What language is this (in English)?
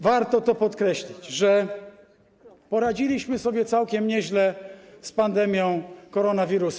Polish